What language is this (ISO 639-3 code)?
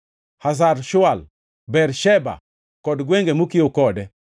luo